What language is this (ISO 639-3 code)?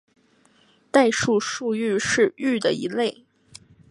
zho